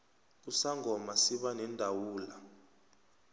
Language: South Ndebele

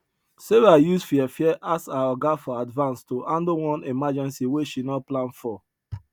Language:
Nigerian Pidgin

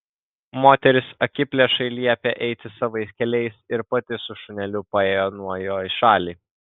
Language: Lithuanian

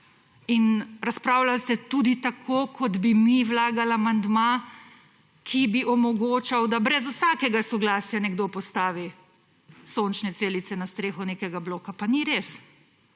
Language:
Slovenian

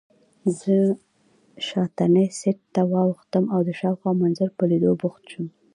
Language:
Pashto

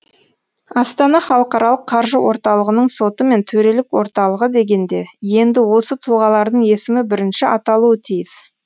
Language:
Kazakh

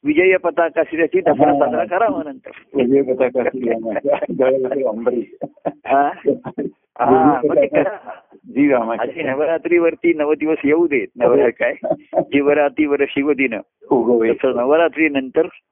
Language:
Marathi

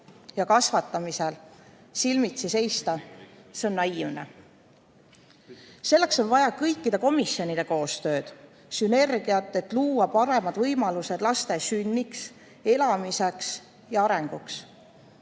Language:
Estonian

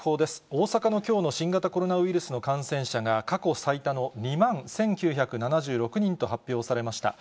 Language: Japanese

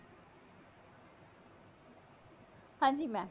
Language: Punjabi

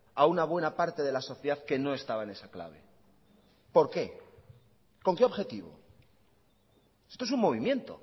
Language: Spanish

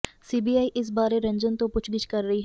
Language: Punjabi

